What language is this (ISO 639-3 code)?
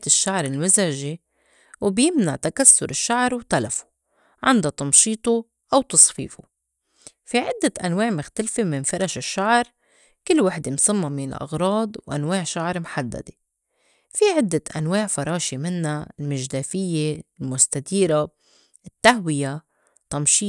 apc